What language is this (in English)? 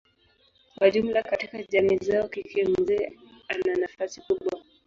Swahili